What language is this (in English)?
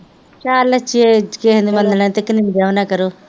Punjabi